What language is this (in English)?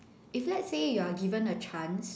English